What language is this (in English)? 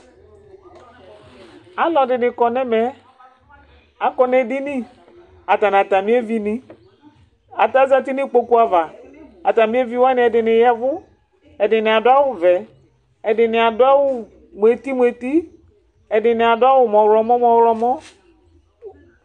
Ikposo